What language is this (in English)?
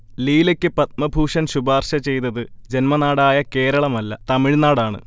Malayalam